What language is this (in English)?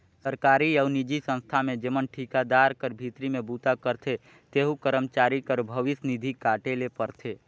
Chhattisgarhi